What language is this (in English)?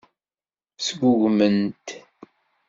Kabyle